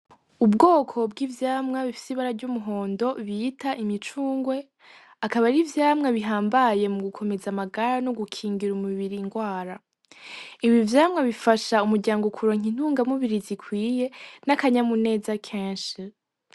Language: Rundi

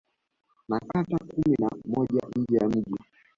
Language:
Swahili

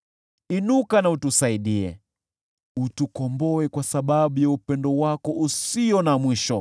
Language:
Swahili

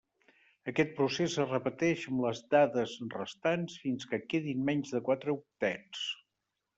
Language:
Catalan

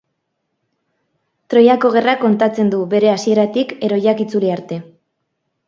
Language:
Basque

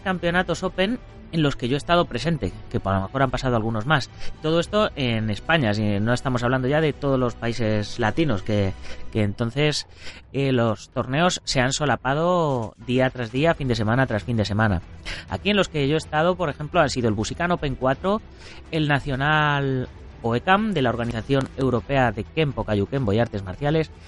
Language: Spanish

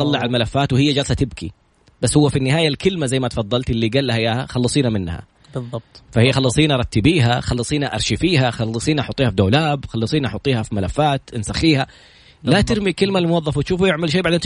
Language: Arabic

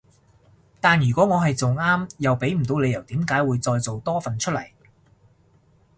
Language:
Cantonese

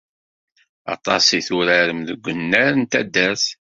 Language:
Kabyle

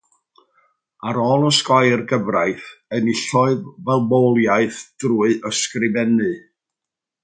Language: Welsh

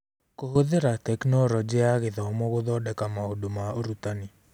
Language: Kikuyu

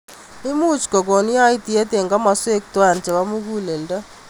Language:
Kalenjin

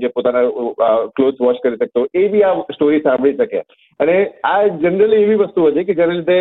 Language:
Gujarati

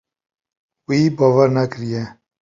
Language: Kurdish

